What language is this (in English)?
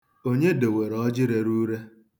Igbo